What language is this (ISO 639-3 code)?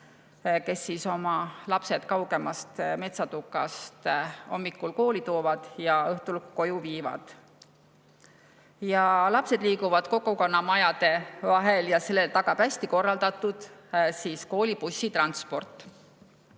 est